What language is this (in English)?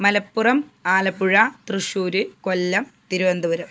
Malayalam